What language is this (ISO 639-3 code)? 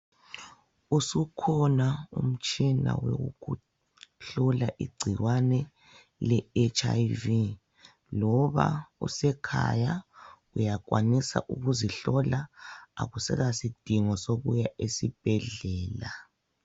nde